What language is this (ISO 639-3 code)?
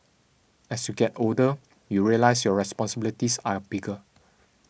eng